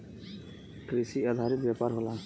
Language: Bhojpuri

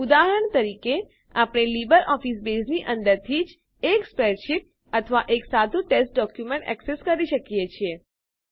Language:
Gujarati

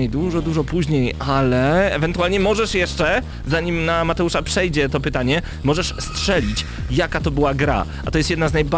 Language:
Polish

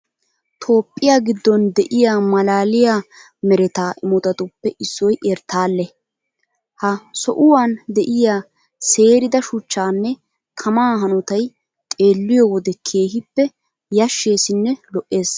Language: Wolaytta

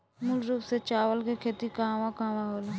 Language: Bhojpuri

